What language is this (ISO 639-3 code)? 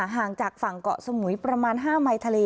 tha